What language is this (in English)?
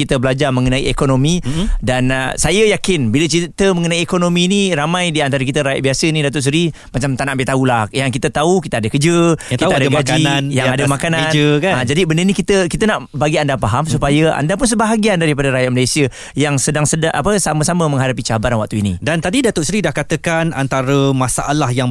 Malay